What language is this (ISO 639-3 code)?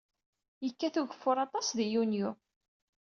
kab